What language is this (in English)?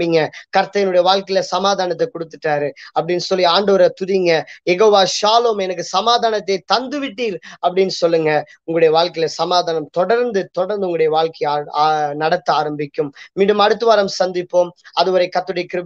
Vietnamese